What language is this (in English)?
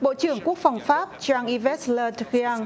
Vietnamese